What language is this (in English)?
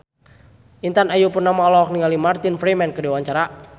Sundanese